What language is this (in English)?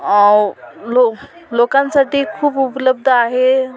Marathi